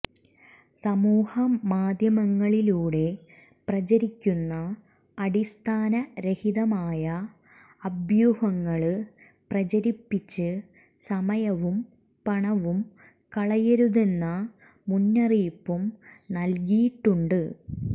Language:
Malayalam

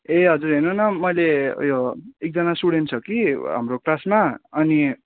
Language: Nepali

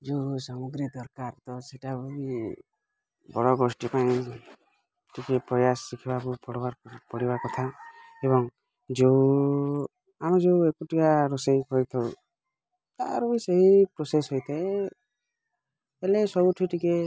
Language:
Odia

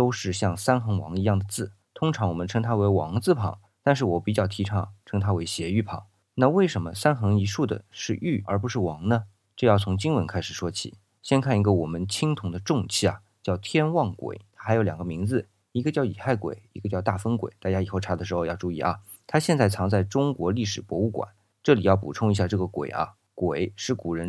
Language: Chinese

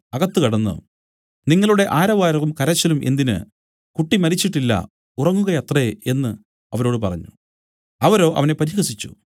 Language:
Malayalam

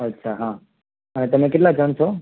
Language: Gujarati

